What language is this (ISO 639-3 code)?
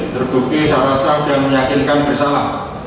ind